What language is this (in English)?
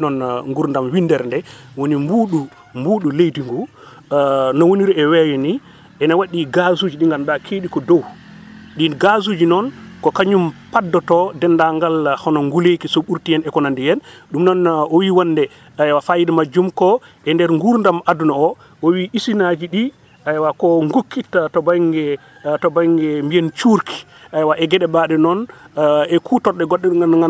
Wolof